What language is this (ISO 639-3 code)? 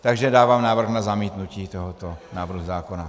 ces